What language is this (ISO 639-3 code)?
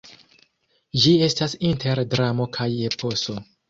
epo